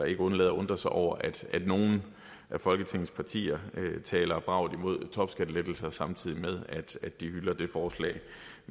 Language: Danish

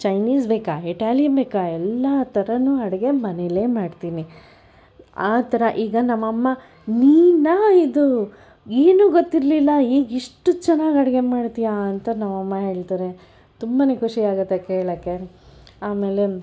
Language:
Kannada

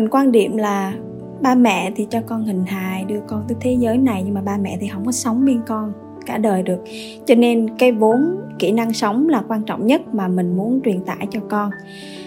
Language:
Vietnamese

